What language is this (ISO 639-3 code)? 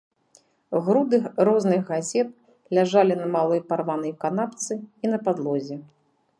bel